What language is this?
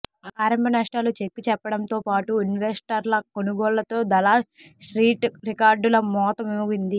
Telugu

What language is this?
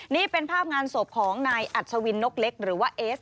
Thai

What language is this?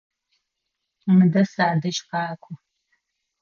Adyghe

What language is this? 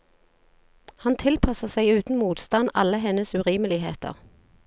Norwegian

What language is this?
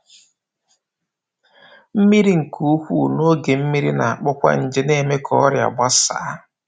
Igbo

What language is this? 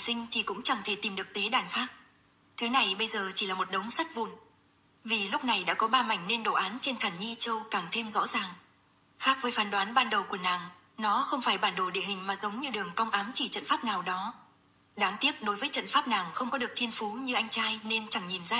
Vietnamese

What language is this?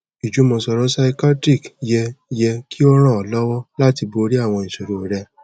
Yoruba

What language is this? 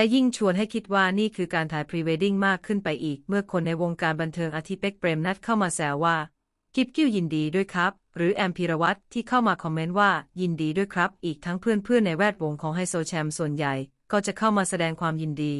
Thai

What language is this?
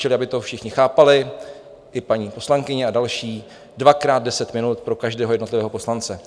Czech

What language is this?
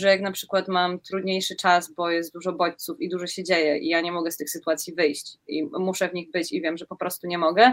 Polish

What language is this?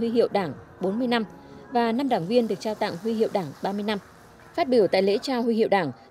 Vietnamese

